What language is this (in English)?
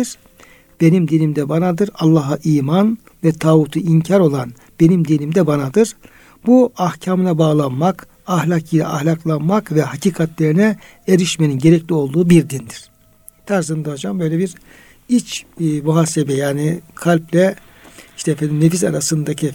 Turkish